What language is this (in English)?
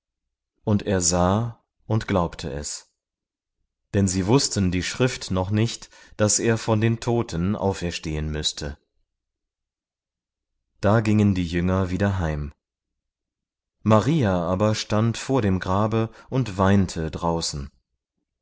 German